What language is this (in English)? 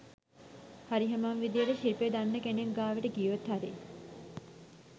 Sinhala